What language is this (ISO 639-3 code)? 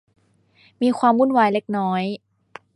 tha